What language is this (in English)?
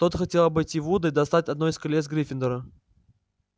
Russian